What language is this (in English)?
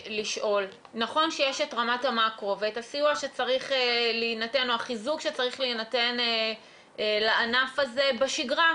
Hebrew